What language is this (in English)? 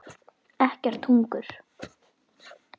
Icelandic